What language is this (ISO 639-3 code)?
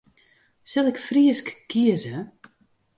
fry